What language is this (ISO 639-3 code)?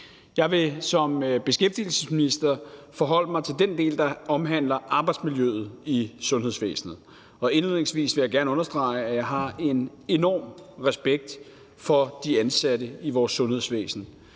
dan